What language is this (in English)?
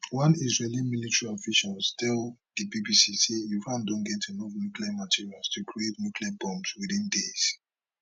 Nigerian Pidgin